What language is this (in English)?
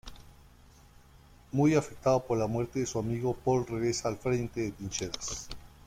Spanish